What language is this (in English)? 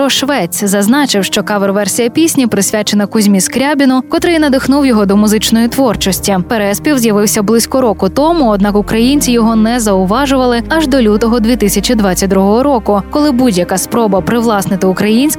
Ukrainian